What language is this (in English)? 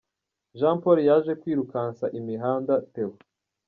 Kinyarwanda